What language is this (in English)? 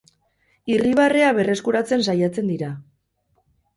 Basque